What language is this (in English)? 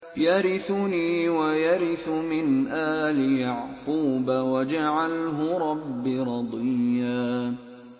Arabic